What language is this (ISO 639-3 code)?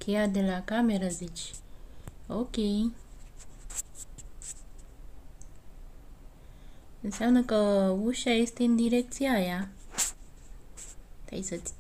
ron